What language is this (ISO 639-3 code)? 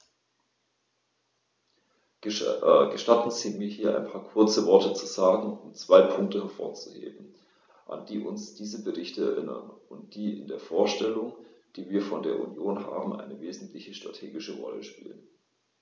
deu